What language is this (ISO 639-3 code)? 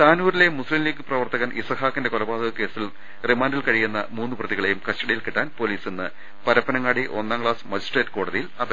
mal